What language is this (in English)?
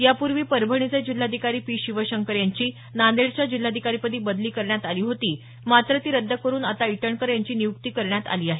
Marathi